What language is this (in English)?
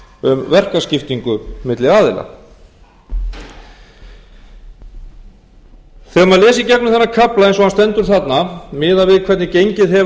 Icelandic